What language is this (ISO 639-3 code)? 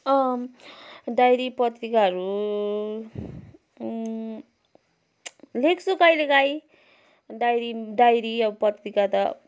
nep